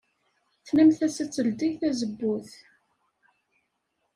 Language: Kabyle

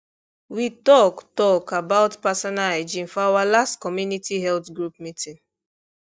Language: Nigerian Pidgin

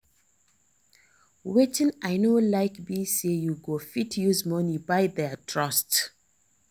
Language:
Nigerian Pidgin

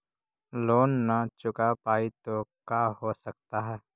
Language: Magahi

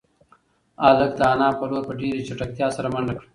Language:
Pashto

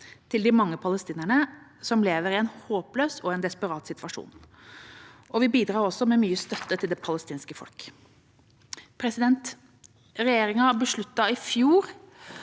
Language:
Norwegian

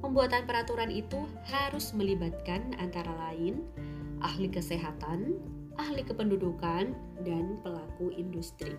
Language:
Indonesian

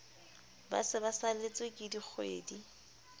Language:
Southern Sotho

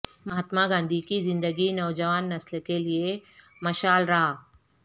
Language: Urdu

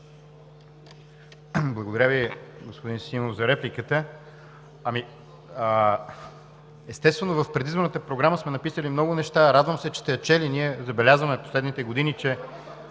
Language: Bulgarian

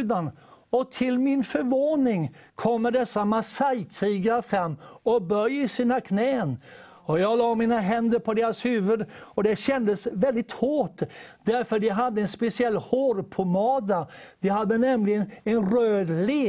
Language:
Swedish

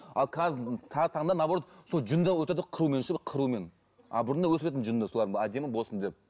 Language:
Kazakh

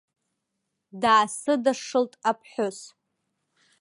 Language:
Abkhazian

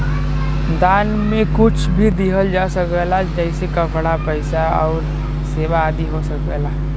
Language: Bhojpuri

